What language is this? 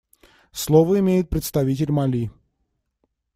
Russian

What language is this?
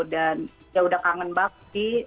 Indonesian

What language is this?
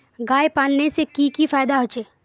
Magahi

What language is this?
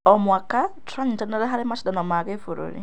Kikuyu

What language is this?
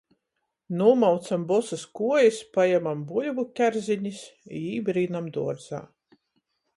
Latgalian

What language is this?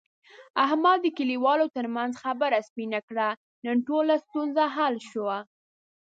Pashto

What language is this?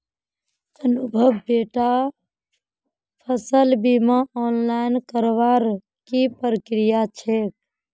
Magahi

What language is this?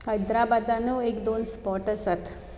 Konkani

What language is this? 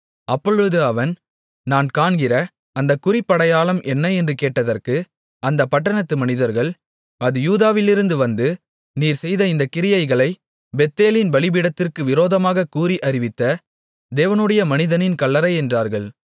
Tamil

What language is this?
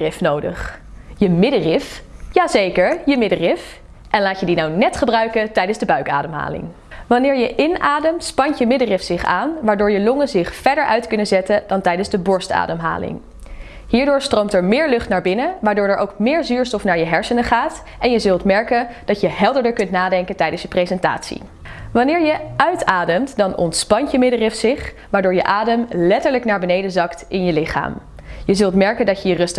Dutch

